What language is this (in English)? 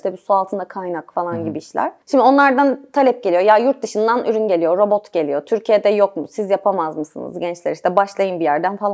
Turkish